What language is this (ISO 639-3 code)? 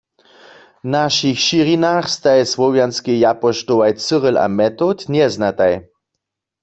hsb